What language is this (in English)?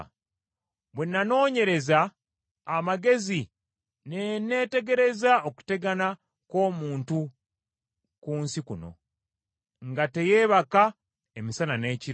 Ganda